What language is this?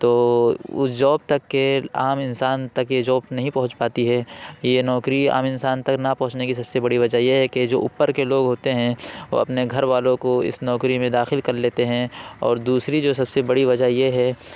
Urdu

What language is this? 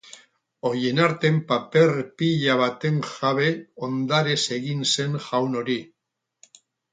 Basque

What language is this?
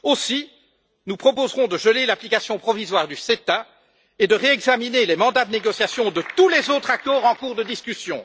French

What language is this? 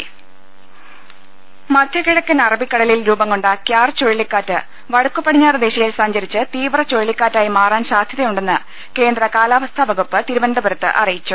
Malayalam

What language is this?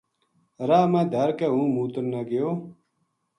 Gujari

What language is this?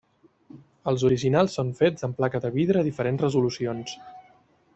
Catalan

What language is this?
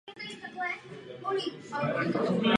Czech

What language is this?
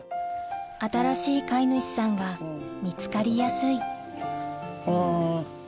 Japanese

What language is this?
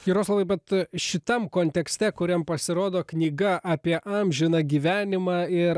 Lithuanian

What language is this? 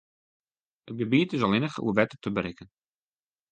Western Frisian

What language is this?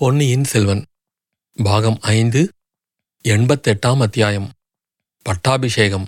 Tamil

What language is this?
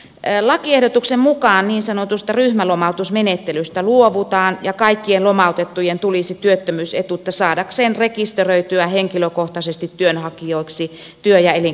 Finnish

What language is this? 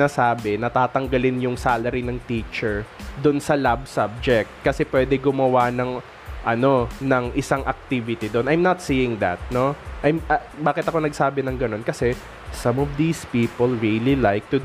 Filipino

